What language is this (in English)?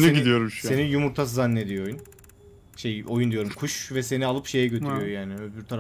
Turkish